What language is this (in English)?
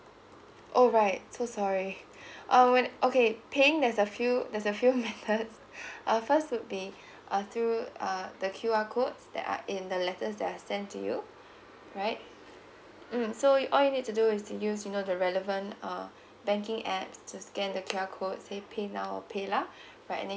English